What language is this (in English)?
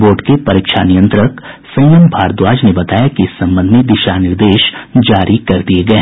Hindi